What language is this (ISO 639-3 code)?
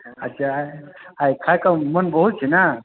mai